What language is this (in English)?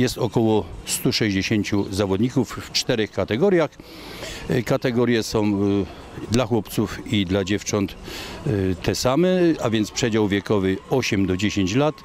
Polish